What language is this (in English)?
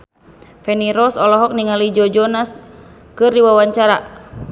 Sundanese